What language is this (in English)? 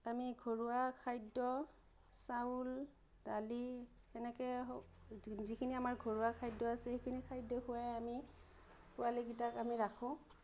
Assamese